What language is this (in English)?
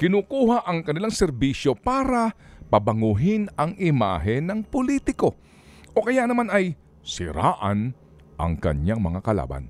Filipino